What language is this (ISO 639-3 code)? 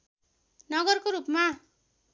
nep